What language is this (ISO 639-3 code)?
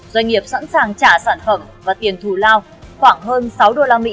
vie